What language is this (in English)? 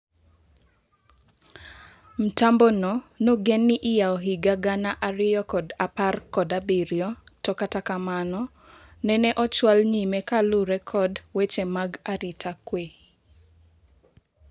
Luo (Kenya and Tanzania)